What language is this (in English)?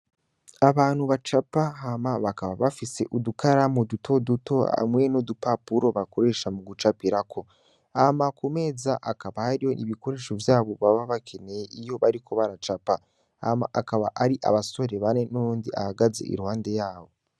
Rundi